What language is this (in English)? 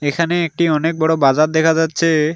Bangla